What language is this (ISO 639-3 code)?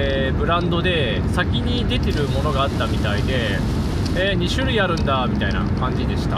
jpn